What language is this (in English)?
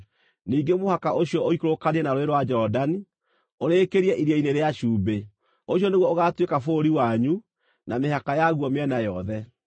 Kikuyu